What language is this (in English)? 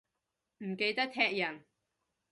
Cantonese